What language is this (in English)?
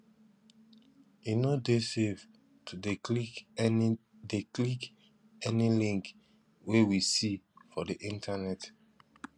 Nigerian Pidgin